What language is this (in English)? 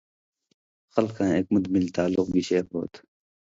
Indus Kohistani